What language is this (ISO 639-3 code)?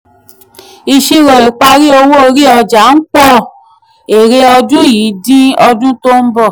yor